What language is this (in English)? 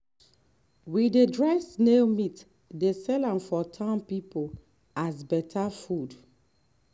Nigerian Pidgin